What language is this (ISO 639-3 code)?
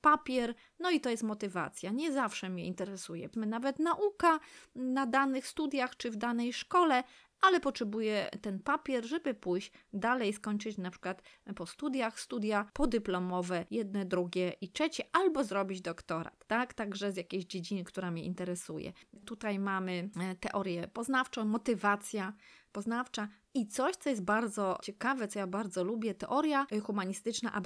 pol